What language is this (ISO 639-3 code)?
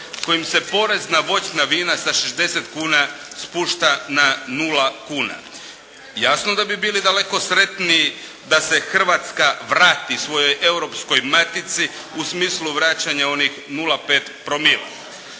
hrv